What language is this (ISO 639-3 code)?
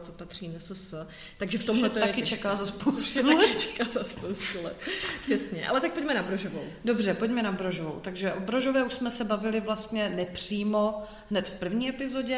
ces